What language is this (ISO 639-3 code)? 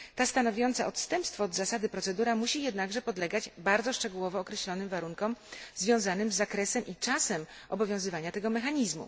pol